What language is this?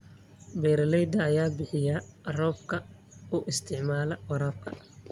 Somali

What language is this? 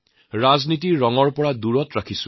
Assamese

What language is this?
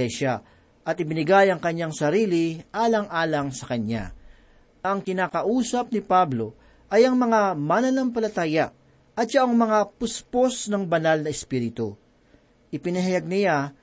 Filipino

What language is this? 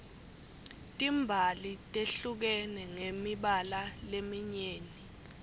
Swati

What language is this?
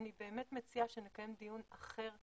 Hebrew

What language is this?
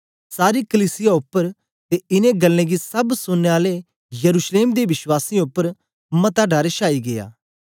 Dogri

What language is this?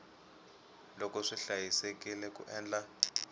Tsonga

